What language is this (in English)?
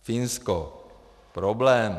Czech